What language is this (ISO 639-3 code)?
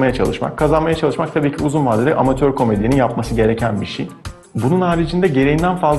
tur